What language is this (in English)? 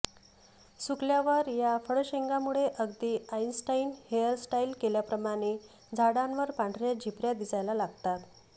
Marathi